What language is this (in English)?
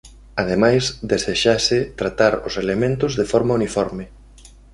Galician